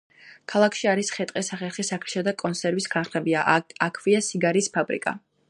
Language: Georgian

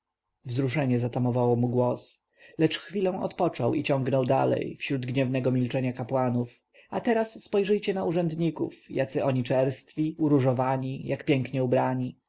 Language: Polish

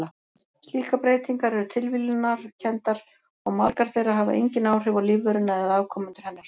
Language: Icelandic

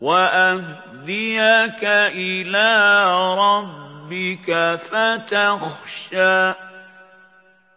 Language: Arabic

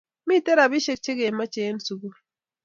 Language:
Kalenjin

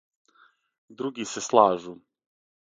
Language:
Serbian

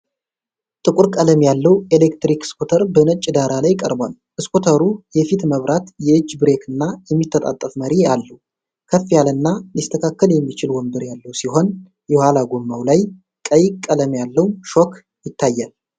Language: Amharic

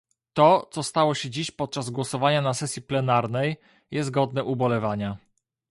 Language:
Polish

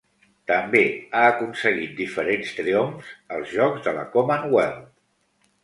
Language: Catalan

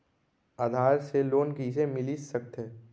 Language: Chhattisgarhi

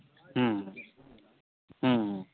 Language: Santali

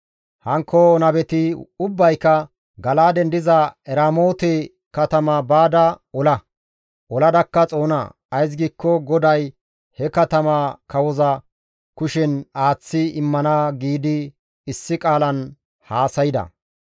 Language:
Gamo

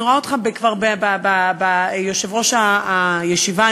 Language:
Hebrew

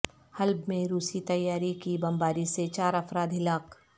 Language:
Urdu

